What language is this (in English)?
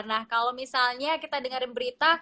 Indonesian